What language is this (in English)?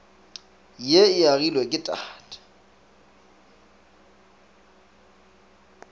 Northern Sotho